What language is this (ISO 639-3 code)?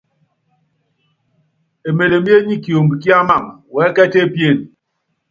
yav